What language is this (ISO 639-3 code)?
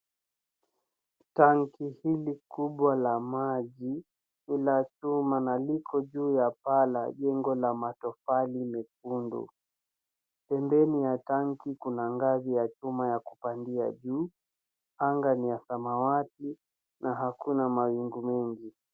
swa